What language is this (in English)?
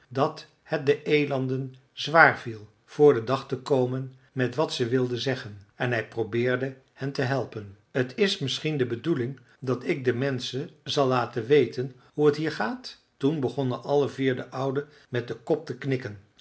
Dutch